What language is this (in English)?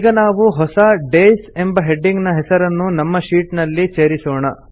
Kannada